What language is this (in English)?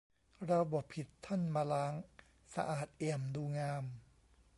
Thai